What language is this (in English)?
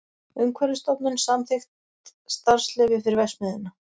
Icelandic